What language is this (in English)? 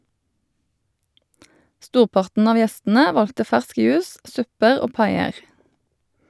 Norwegian